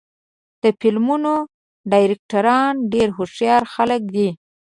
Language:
Pashto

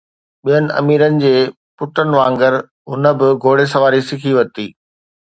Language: Sindhi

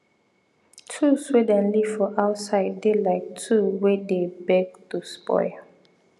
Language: Nigerian Pidgin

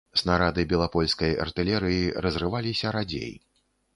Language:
Belarusian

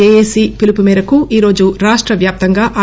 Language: Telugu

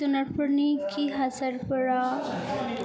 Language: Bodo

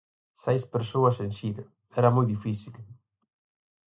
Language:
Galician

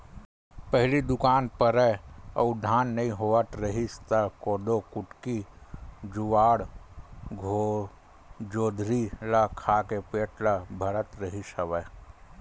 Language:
Chhattisgarhi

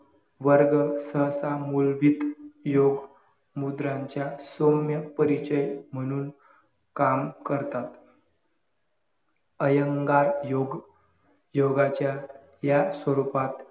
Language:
Marathi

